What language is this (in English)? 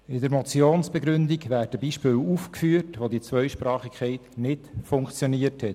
Swiss German